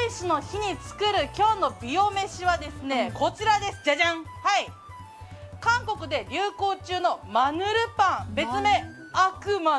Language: Japanese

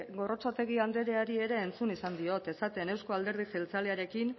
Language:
Basque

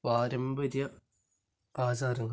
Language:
Malayalam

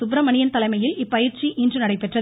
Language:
Tamil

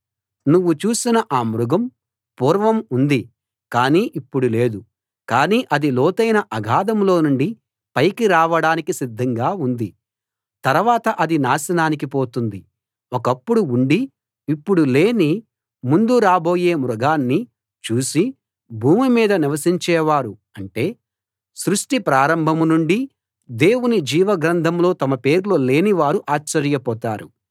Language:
Telugu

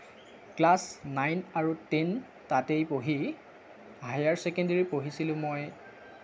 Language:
Assamese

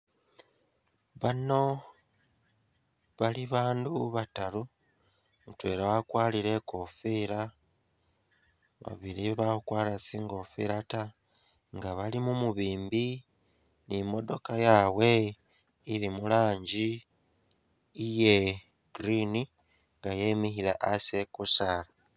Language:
Masaaba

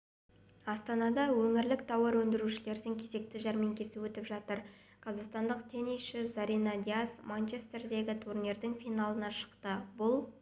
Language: Kazakh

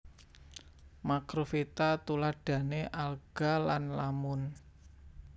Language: Javanese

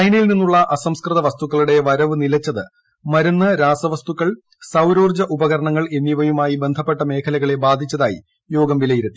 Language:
Malayalam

